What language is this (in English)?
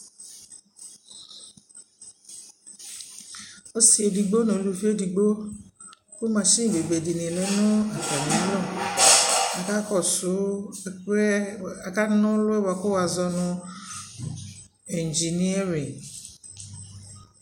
Ikposo